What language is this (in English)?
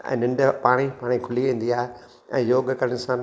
Sindhi